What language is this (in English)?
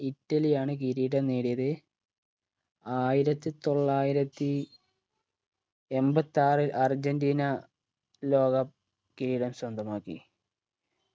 Malayalam